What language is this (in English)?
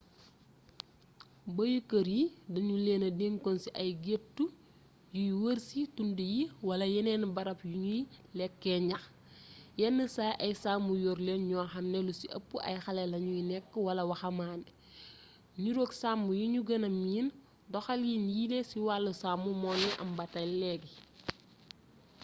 Wolof